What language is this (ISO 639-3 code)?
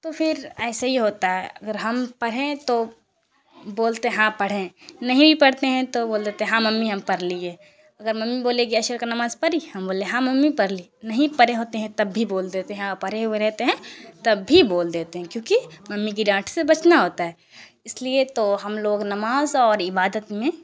urd